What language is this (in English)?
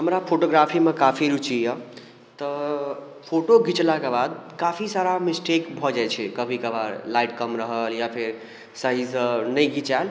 Maithili